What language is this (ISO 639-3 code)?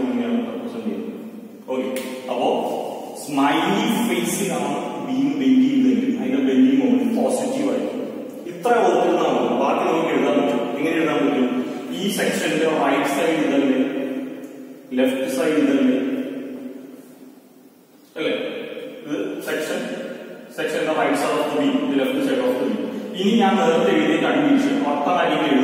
ron